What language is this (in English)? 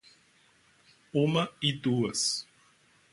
Portuguese